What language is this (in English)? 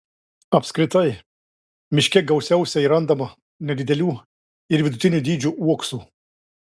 Lithuanian